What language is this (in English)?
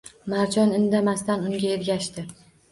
Uzbek